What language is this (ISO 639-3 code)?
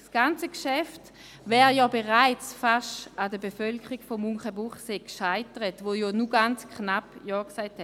gsw